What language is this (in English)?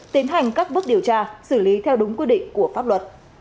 Vietnamese